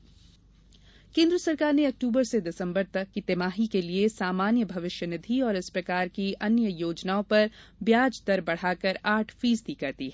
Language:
Hindi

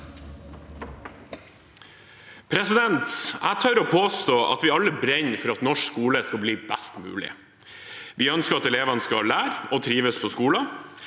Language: Norwegian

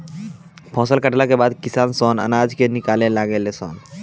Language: Bhojpuri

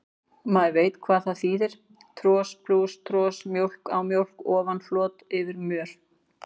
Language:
Icelandic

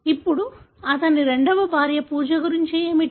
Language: Telugu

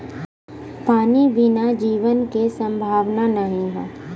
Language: Bhojpuri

